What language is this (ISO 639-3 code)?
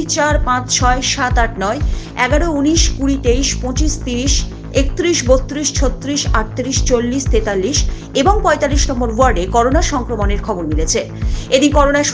hin